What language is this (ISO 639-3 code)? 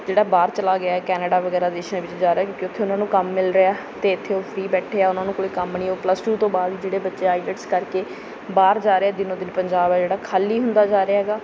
pan